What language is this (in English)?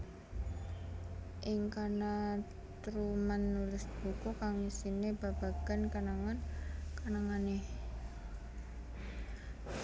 Javanese